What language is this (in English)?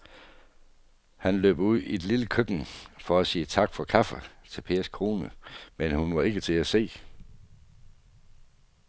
Danish